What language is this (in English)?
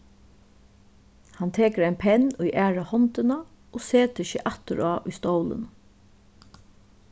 Faroese